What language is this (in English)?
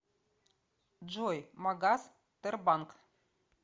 Russian